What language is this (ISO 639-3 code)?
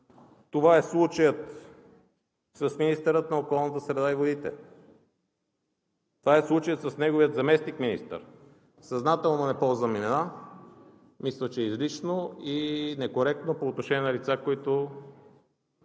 bul